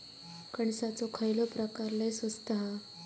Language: Marathi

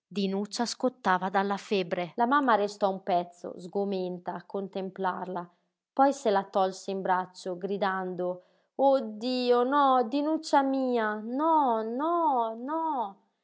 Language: Italian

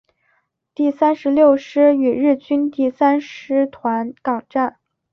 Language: Chinese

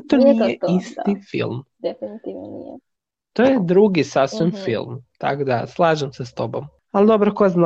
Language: Croatian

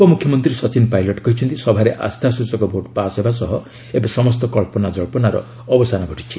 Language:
Odia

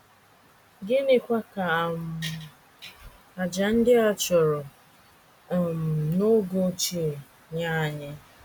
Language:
Igbo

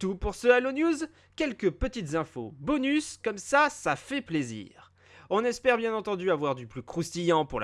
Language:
French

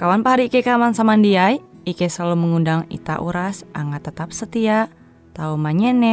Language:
Indonesian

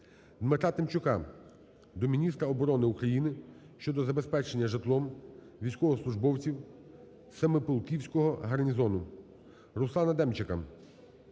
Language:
Ukrainian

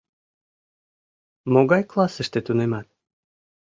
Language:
Mari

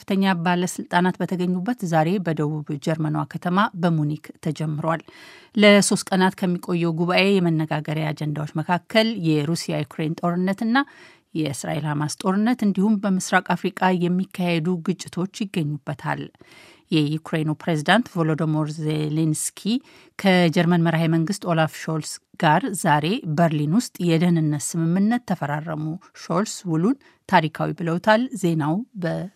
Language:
Amharic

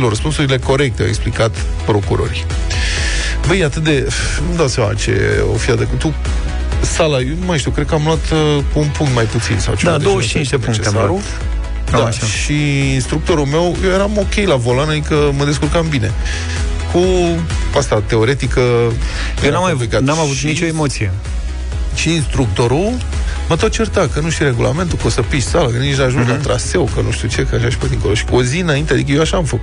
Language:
Romanian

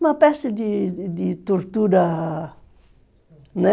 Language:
Portuguese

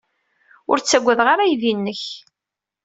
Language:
Kabyle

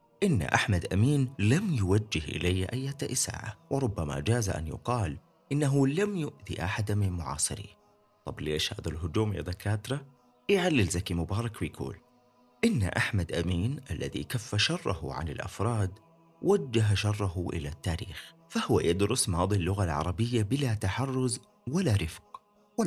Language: Arabic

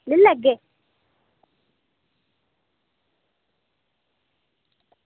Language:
Dogri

